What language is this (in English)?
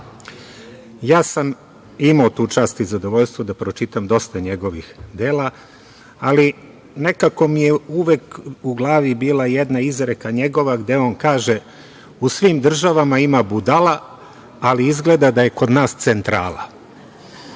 Serbian